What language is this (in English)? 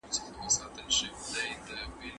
Pashto